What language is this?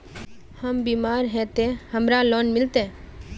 Magahi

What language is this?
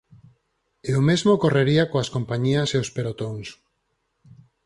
Galician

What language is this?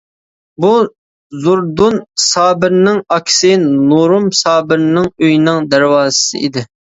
Uyghur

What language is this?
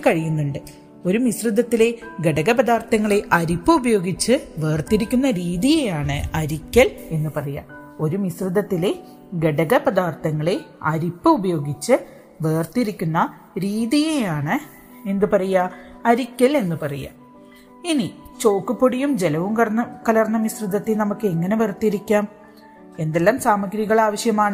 Malayalam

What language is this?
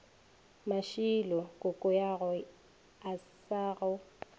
Northern Sotho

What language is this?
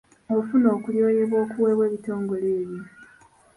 Ganda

